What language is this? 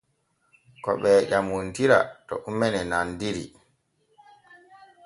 Borgu Fulfulde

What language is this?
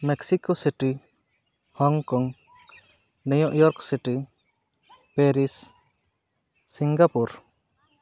Santali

